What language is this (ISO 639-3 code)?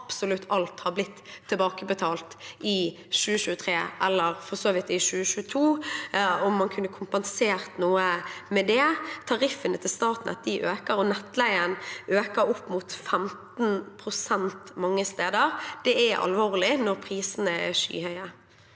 nor